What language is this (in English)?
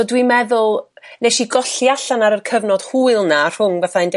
Welsh